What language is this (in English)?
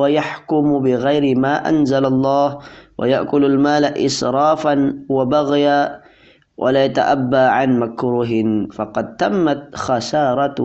Malay